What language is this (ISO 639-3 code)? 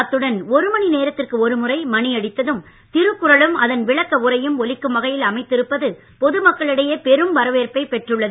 tam